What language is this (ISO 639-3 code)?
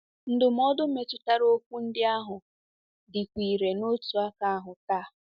ibo